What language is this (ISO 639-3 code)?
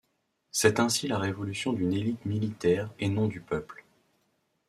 fra